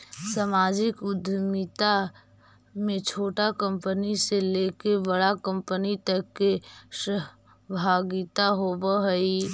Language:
Magahi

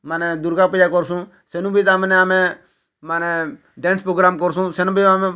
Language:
Odia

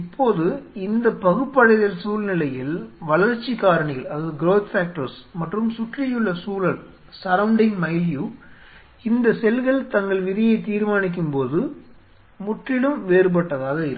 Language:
Tamil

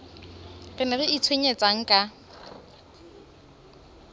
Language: Southern Sotho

